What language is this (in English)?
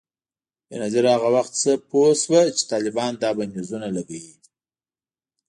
Pashto